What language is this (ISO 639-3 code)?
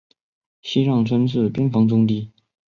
zho